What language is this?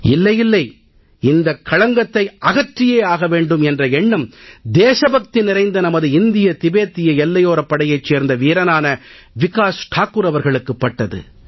Tamil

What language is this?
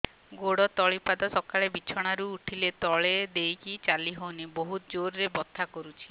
Odia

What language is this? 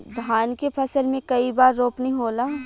Bhojpuri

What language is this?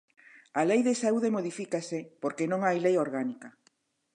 Galician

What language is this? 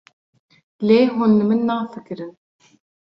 Kurdish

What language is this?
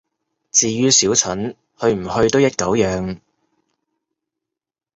Cantonese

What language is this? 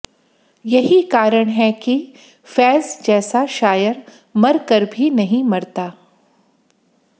Hindi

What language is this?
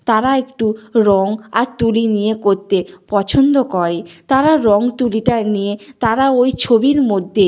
Bangla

